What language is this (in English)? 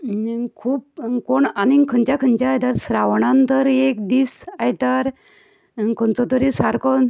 Konkani